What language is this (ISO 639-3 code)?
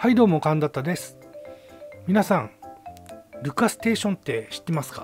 jpn